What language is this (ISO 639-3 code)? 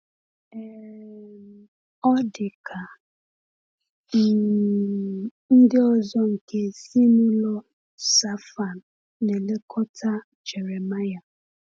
ibo